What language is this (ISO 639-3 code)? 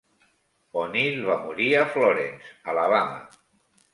cat